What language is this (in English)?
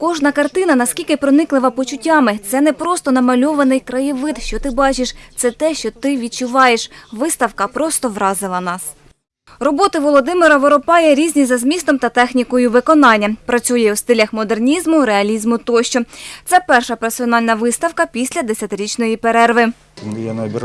Ukrainian